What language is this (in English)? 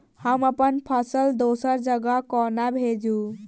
Maithili